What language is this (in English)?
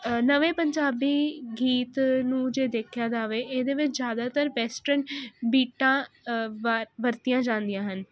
Punjabi